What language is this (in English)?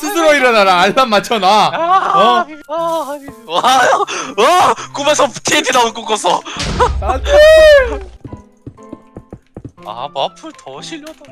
Korean